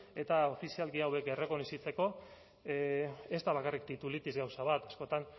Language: Basque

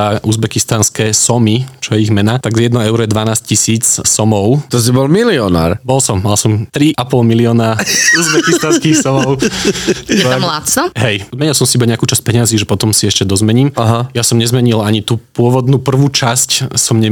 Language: Slovak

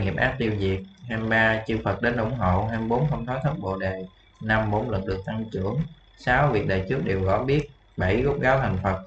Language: Vietnamese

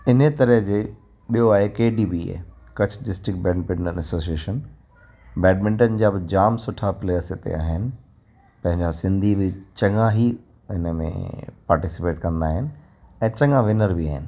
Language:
Sindhi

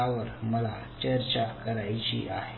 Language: Marathi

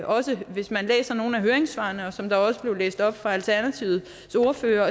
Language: Danish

